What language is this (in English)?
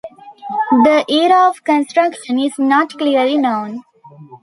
English